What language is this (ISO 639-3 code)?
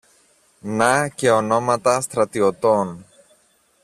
ell